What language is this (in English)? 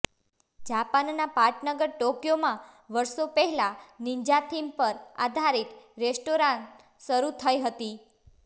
Gujarati